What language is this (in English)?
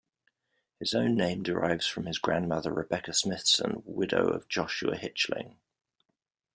English